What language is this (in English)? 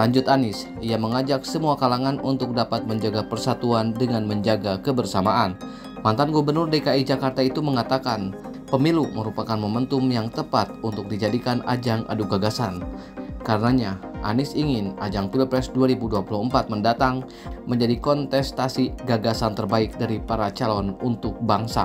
Indonesian